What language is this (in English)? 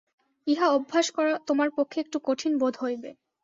Bangla